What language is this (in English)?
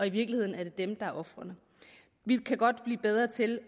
Danish